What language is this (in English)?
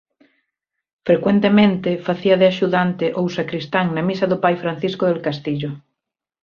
Galician